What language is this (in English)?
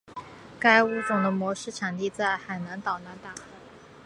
Chinese